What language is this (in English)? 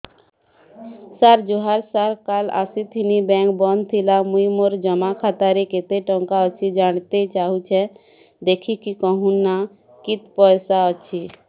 Odia